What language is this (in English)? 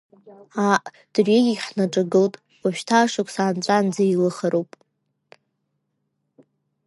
Abkhazian